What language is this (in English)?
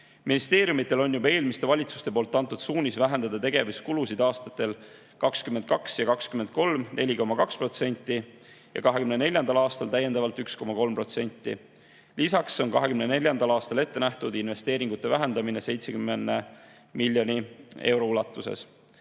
Estonian